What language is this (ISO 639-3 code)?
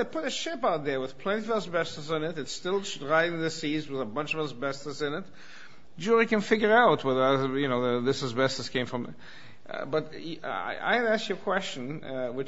eng